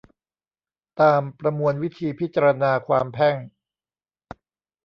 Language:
Thai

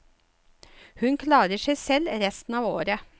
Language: Norwegian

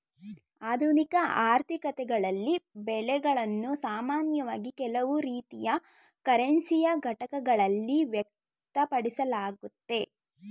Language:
Kannada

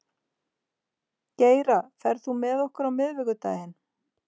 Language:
Icelandic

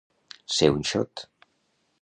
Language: Catalan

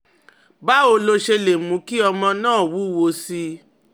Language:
Yoruba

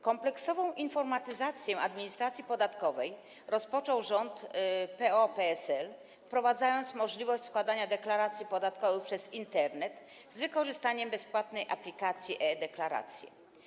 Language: Polish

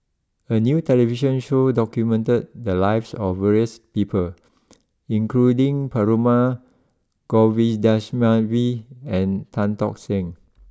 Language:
English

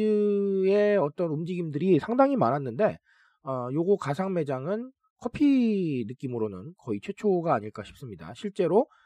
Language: Korean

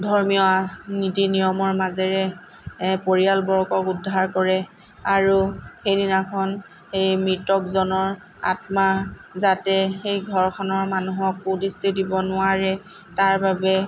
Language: Assamese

